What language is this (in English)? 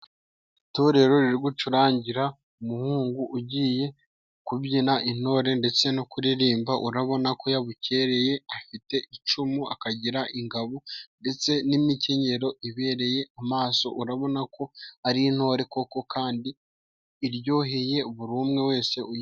Kinyarwanda